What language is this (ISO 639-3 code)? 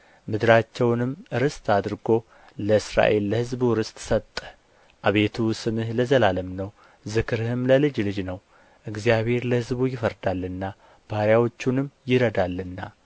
amh